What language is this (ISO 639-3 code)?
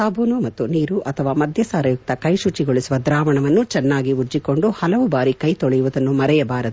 kan